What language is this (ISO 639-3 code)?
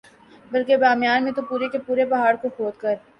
urd